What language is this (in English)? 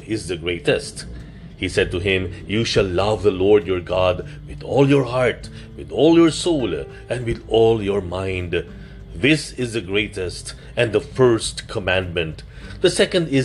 Filipino